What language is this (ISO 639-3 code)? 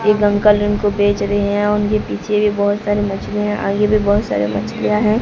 hin